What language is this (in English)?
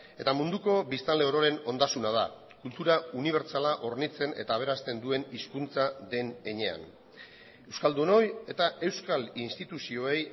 Basque